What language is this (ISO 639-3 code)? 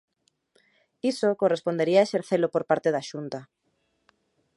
glg